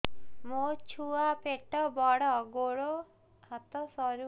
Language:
Odia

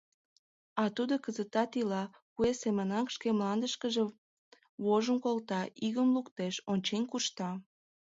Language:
Mari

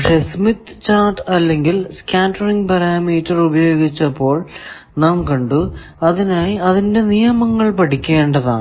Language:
Malayalam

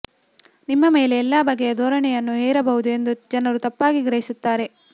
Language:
Kannada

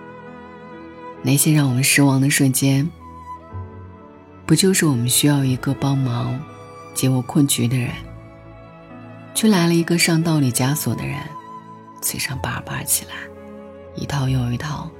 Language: Chinese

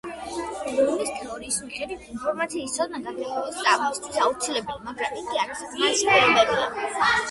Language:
Georgian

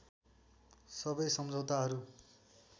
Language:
Nepali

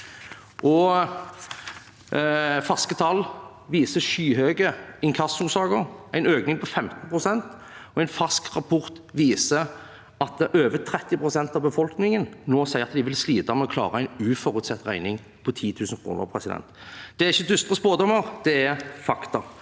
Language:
Norwegian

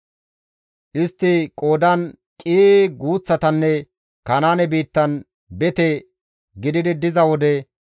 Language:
Gamo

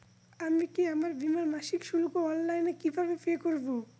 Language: Bangla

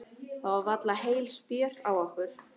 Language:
Icelandic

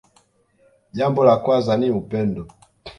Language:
Swahili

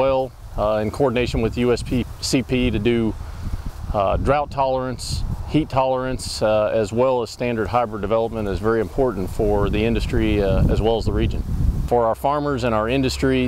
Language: English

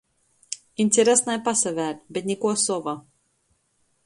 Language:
Latgalian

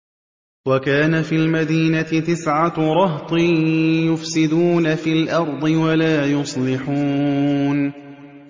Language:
Arabic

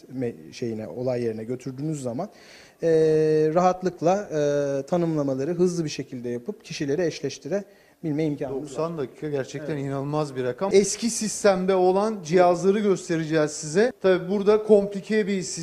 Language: Turkish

